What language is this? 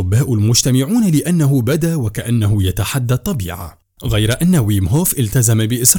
Arabic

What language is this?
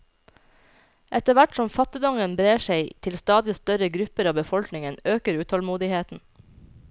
Norwegian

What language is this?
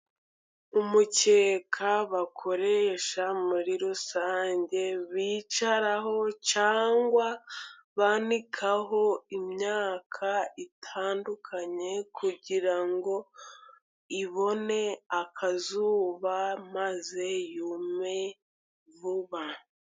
Kinyarwanda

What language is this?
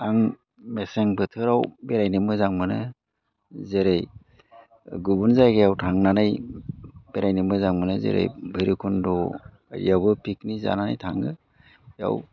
Bodo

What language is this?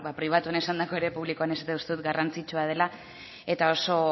Basque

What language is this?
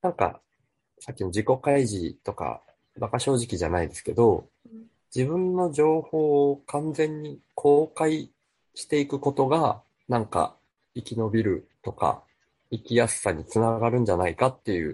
Japanese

